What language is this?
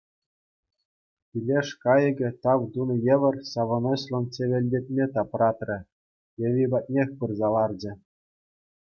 Chuvash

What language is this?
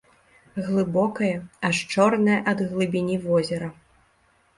Belarusian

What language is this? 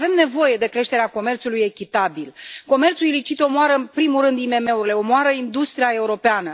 Romanian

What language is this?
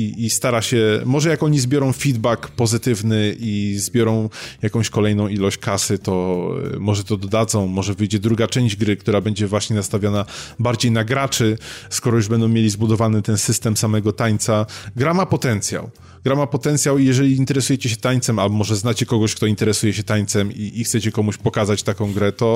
Polish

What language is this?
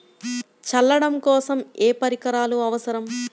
Telugu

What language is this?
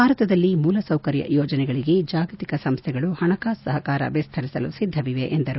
Kannada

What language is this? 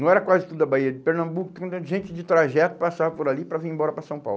Portuguese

